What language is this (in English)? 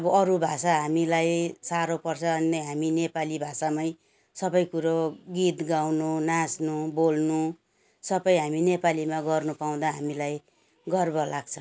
Nepali